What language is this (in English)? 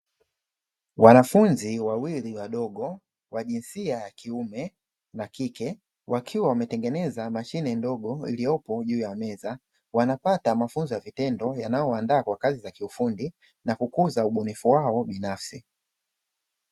Swahili